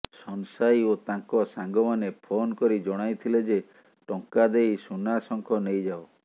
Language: Odia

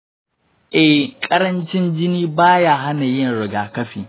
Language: Hausa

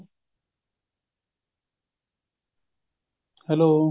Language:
Punjabi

